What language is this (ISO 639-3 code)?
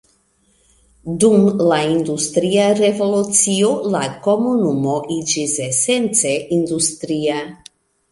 epo